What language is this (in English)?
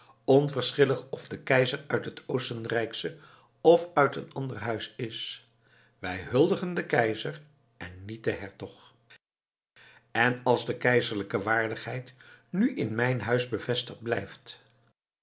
Dutch